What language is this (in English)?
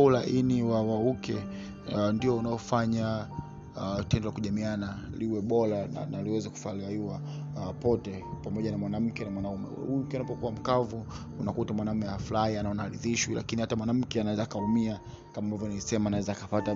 Swahili